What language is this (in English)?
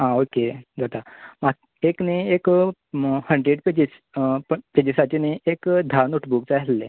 Konkani